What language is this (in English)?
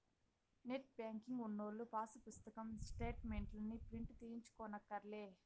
Telugu